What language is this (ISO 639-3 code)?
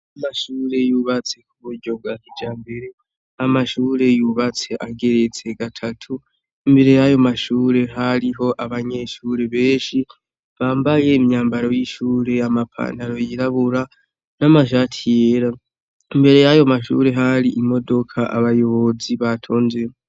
run